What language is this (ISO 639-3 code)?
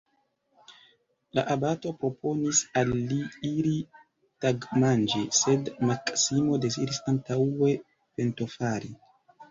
epo